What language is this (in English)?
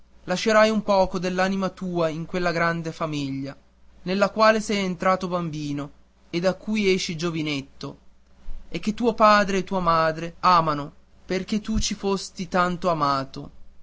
Italian